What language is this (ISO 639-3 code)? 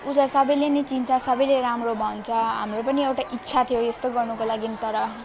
nep